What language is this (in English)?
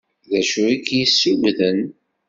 Kabyle